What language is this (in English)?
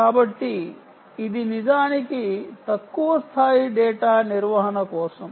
Telugu